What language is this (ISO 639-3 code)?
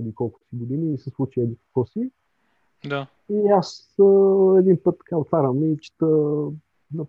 bul